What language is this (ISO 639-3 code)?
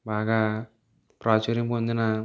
tel